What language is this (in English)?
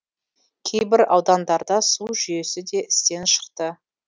Kazakh